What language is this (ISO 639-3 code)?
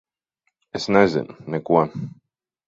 lav